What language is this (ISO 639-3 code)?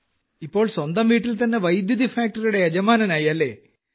mal